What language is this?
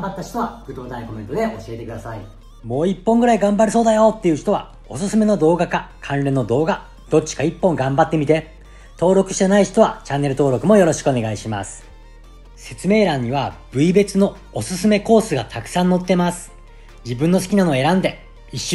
Japanese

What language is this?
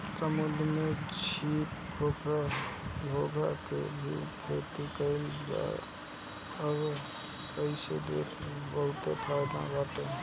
Bhojpuri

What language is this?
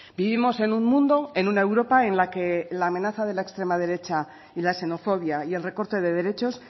Spanish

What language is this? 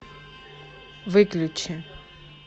Russian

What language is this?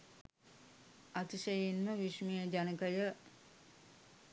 Sinhala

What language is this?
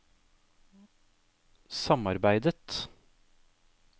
Norwegian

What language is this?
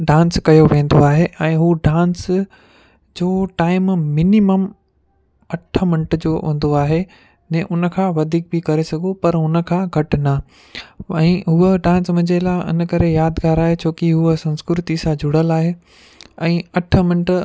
Sindhi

